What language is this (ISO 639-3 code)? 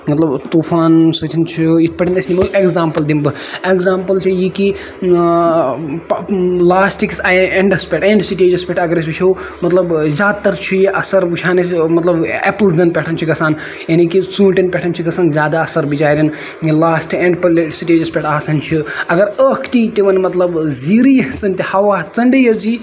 kas